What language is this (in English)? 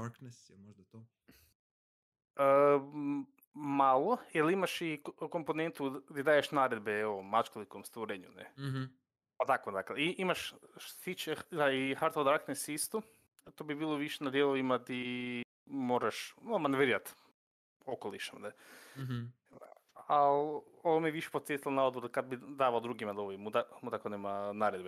Croatian